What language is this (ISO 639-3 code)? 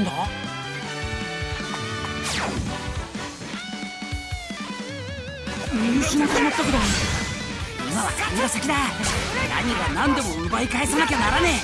jpn